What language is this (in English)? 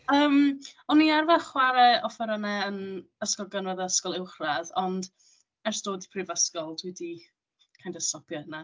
Welsh